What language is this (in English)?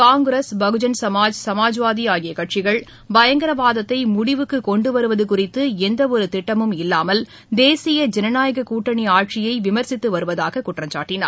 Tamil